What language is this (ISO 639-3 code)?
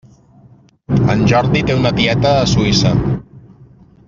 cat